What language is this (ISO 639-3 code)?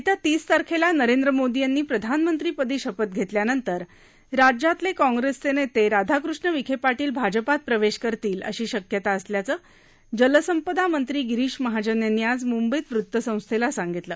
mar